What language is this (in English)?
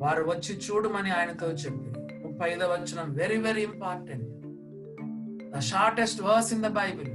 Telugu